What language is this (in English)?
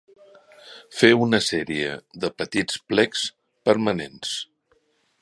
Catalan